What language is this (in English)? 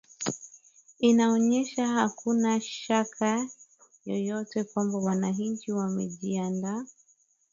Swahili